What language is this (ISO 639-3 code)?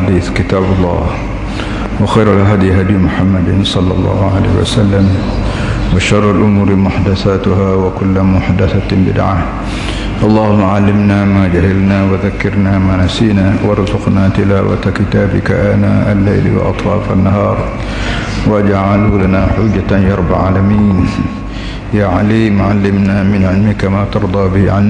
msa